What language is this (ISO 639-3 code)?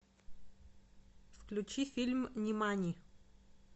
rus